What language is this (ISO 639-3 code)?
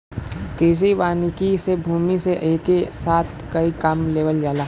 bho